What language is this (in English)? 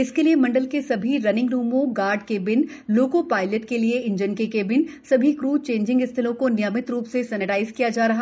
Hindi